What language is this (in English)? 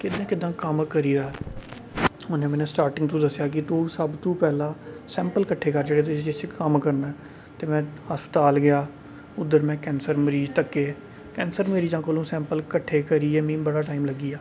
Dogri